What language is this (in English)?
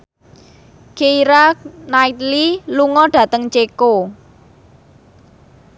Javanese